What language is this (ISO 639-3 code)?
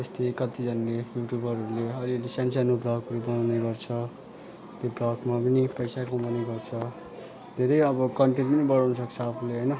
nep